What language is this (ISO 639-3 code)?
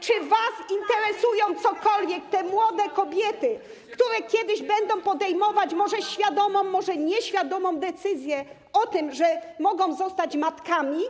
pol